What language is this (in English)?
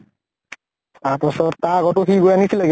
Assamese